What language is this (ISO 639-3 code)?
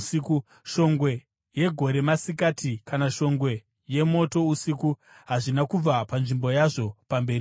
sna